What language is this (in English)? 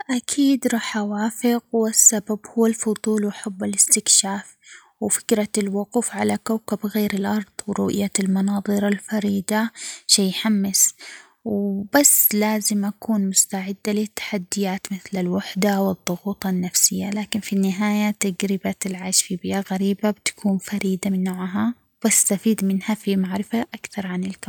Omani Arabic